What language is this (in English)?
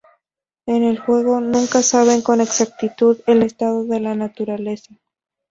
Spanish